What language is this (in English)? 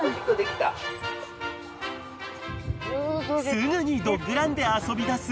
Japanese